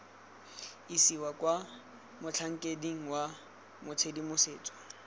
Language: Tswana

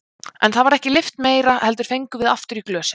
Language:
Icelandic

